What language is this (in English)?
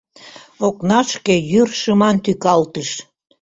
Mari